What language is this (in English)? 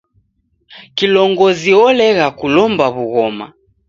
Taita